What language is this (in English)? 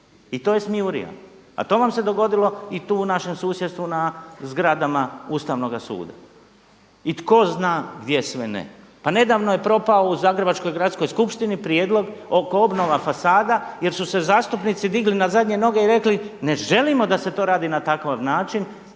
Croatian